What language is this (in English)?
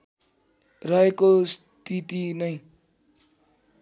Nepali